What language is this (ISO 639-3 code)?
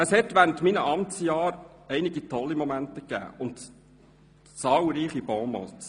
gsw